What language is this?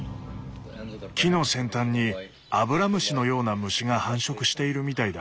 Japanese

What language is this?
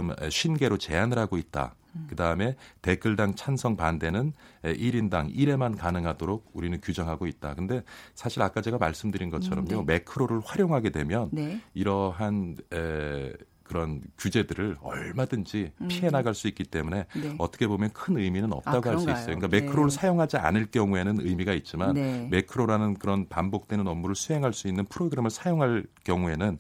Korean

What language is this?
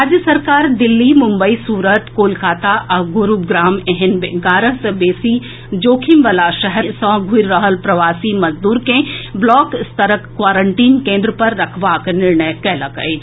Maithili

